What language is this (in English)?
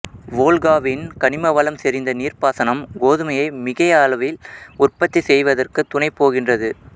Tamil